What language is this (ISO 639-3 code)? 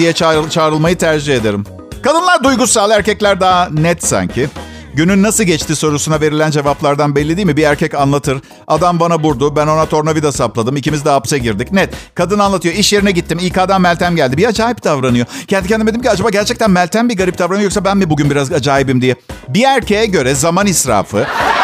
tur